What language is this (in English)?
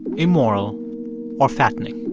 English